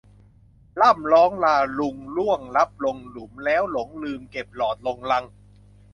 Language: Thai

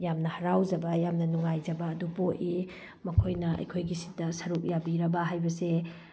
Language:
Manipuri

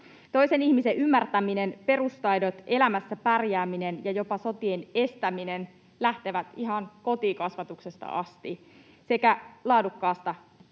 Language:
Finnish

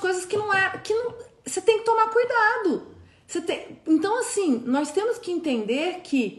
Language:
Portuguese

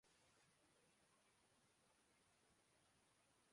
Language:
Urdu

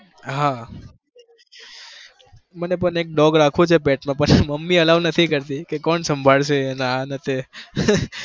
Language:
Gujarati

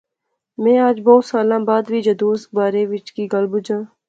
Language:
Pahari-Potwari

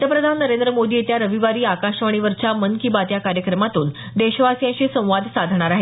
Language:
Marathi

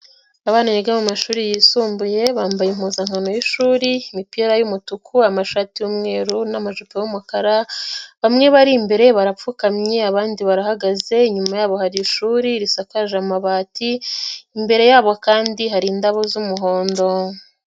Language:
Kinyarwanda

